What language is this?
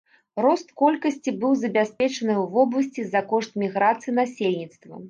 Belarusian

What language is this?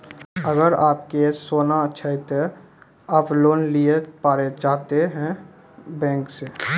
Maithili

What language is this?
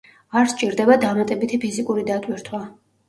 Georgian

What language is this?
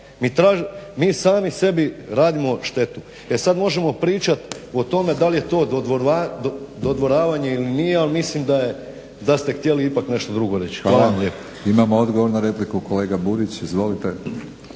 Croatian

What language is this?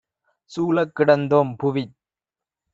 Tamil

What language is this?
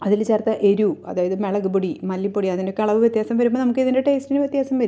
Malayalam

